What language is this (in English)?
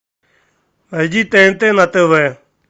Russian